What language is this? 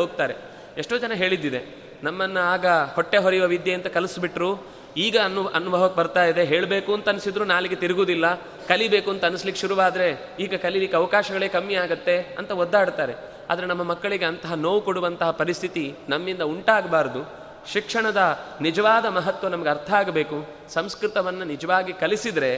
Kannada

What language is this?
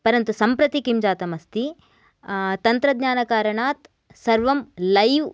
Sanskrit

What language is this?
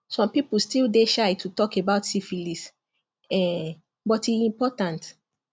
Nigerian Pidgin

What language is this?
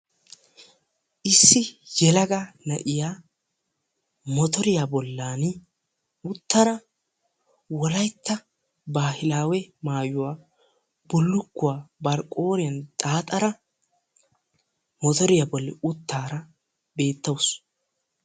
Wolaytta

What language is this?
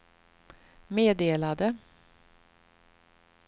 Swedish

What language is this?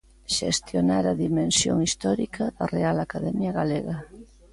Galician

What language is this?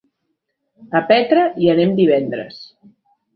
Catalan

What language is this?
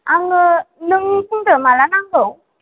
Bodo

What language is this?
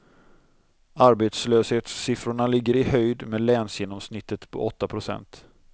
Swedish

